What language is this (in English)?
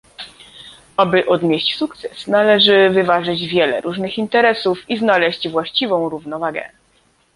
Polish